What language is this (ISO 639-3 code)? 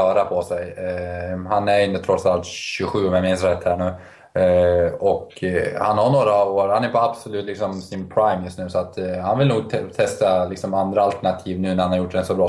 swe